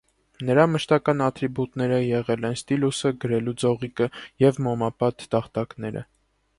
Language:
Armenian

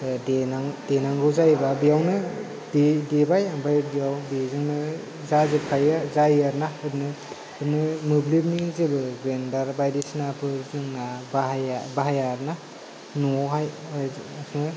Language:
Bodo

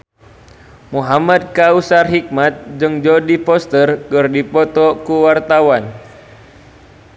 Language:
Sundanese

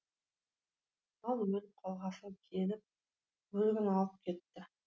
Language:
Kazakh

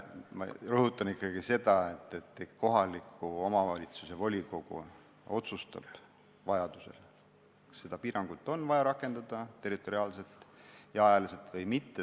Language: Estonian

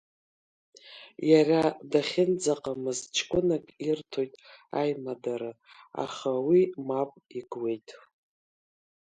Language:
Abkhazian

